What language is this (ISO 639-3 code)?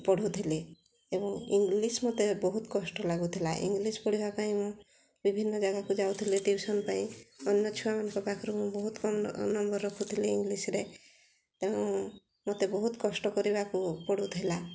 ori